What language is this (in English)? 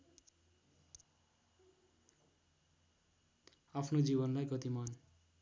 Nepali